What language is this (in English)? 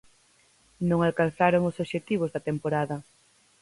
Galician